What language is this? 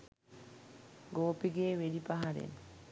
Sinhala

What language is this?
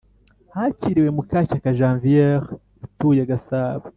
Kinyarwanda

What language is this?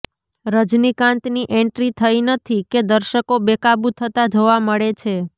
Gujarati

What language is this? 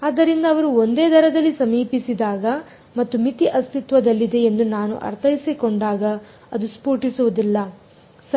Kannada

